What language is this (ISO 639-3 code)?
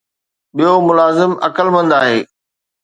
snd